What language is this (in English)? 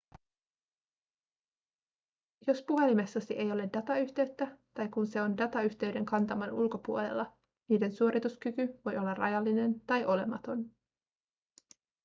Finnish